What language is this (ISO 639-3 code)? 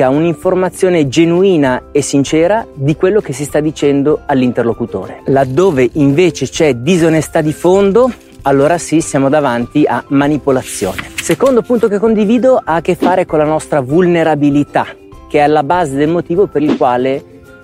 ita